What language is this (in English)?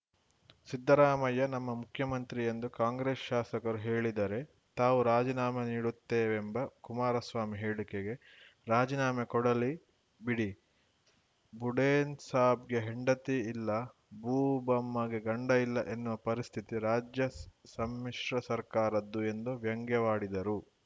Kannada